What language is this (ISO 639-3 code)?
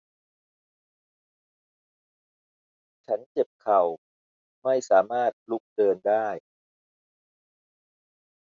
tha